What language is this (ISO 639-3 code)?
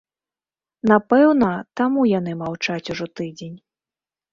bel